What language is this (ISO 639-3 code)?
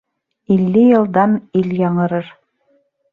bak